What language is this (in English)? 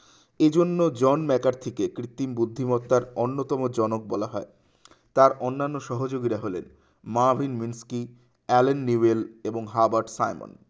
Bangla